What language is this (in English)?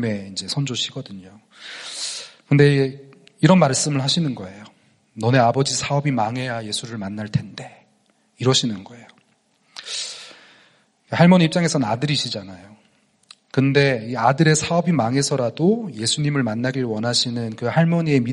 Korean